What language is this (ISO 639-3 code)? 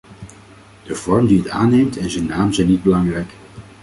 nld